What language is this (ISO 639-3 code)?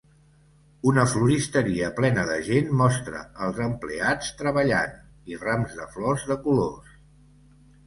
cat